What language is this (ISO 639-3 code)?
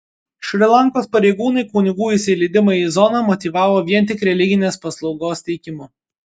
lit